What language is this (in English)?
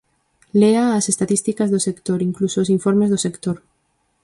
Galician